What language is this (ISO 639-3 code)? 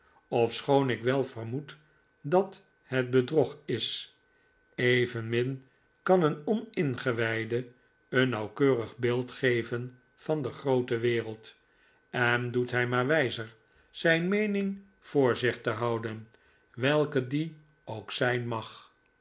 nld